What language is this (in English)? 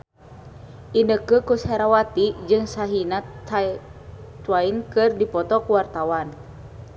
Sundanese